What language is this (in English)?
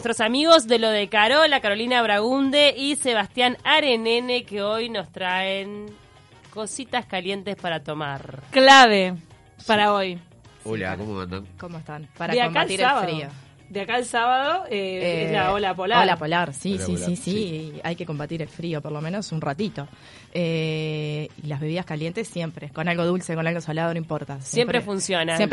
Spanish